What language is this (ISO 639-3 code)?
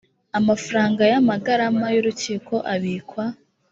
kin